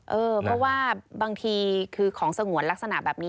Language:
Thai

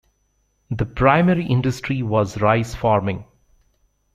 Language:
English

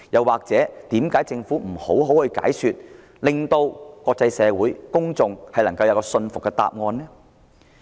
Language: Cantonese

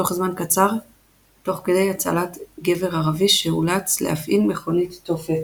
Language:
Hebrew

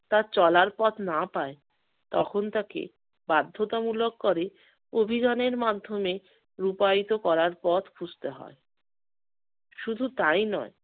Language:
Bangla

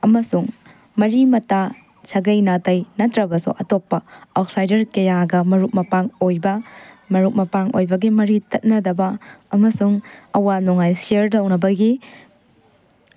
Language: Manipuri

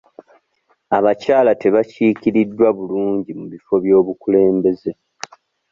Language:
Ganda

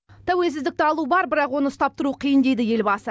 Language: Kazakh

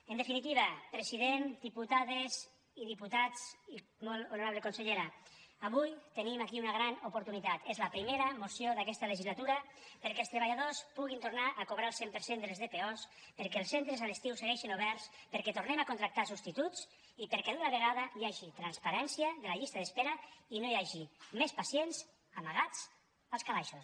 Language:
Catalan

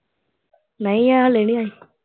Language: Punjabi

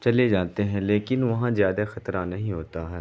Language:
Urdu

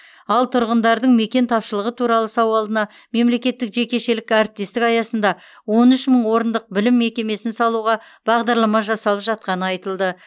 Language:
Kazakh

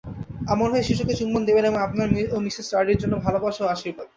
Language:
Bangla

